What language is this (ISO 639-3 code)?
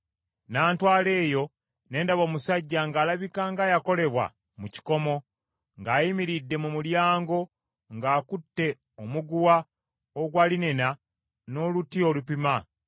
lug